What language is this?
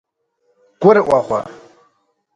Kabardian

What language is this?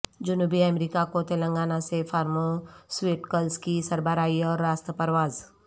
Urdu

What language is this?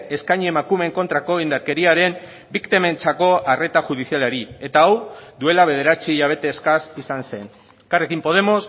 Basque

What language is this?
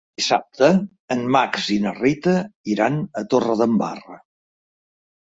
Catalan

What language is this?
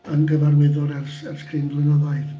Welsh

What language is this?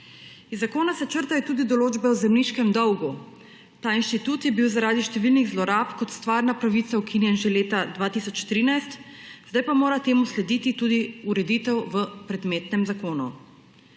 Slovenian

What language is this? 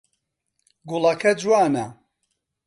Central Kurdish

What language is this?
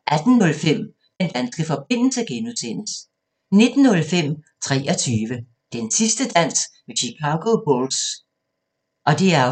Danish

